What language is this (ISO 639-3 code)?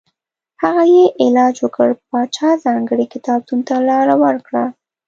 pus